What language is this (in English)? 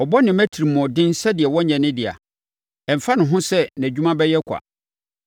Akan